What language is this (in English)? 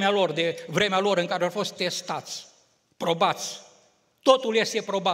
Romanian